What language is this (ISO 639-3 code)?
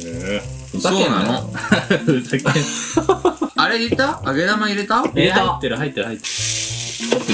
jpn